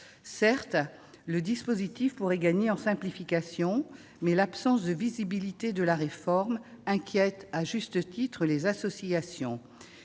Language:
French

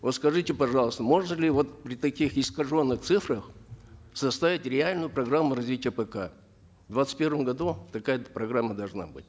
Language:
Kazakh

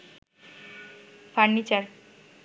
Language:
Bangla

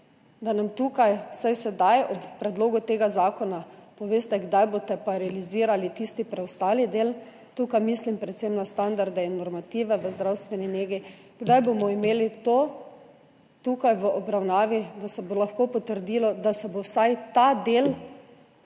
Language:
Slovenian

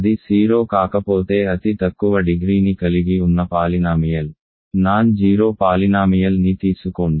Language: Telugu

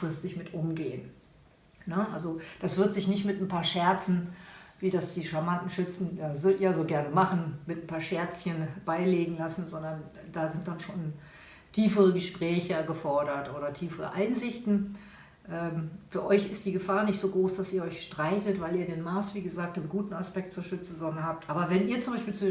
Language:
German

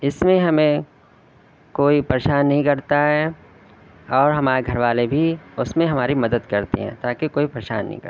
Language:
Urdu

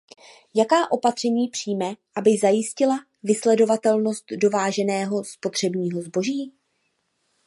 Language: Czech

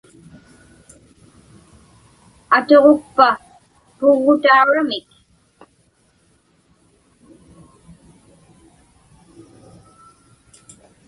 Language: Inupiaq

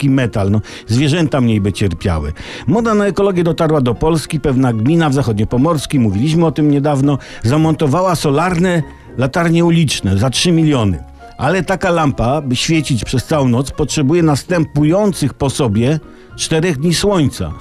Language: Polish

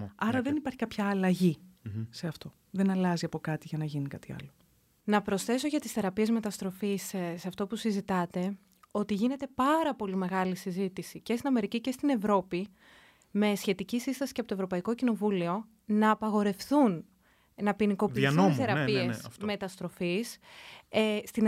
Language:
Greek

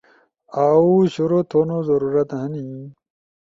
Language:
Ushojo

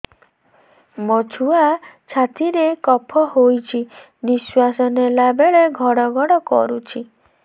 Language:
Odia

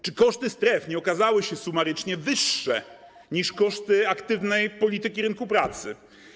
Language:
Polish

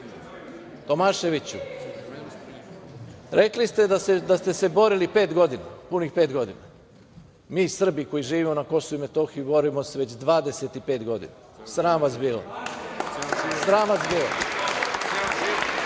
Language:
Serbian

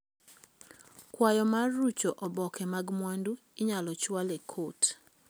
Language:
Luo (Kenya and Tanzania)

